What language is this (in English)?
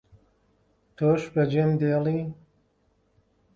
Central Kurdish